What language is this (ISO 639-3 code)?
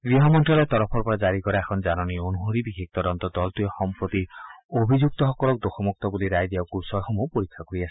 asm